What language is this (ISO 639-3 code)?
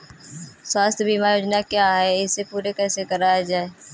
hin